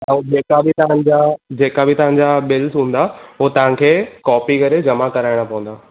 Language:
Sindhi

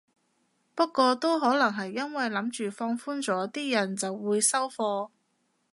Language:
Cantonese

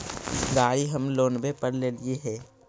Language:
Magahi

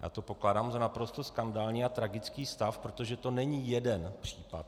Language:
Czech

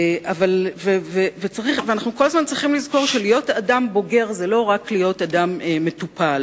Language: Hebrew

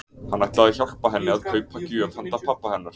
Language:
Icelandic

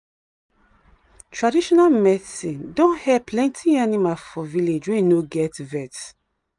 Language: Nigerian Pidgin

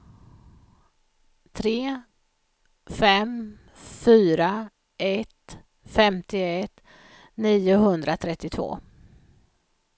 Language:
Swedish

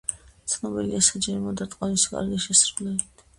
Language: Georgian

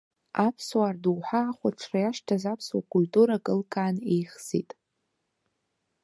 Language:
Abkhazian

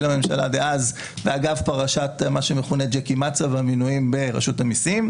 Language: Hebrew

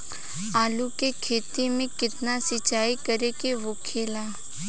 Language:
Bhojpuri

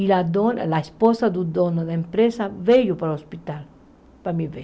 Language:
Portuguese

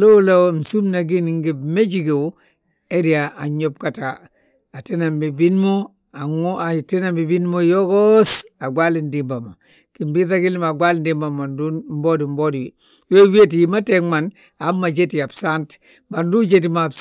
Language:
Balanta-Ganja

